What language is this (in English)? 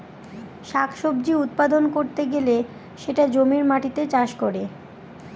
Bangla